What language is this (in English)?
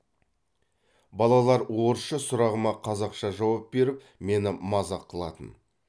Kazakh